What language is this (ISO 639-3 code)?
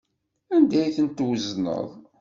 kab